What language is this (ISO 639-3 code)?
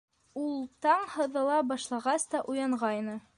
bak